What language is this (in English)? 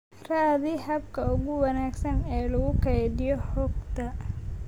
Somali